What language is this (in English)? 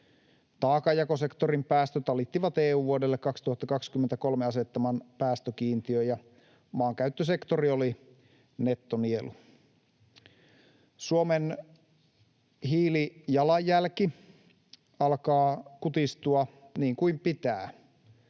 Finnish